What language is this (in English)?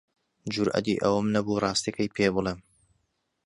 Central Kurdish